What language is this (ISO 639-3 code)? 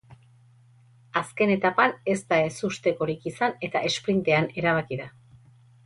eus